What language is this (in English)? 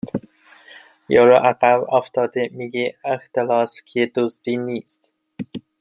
Persian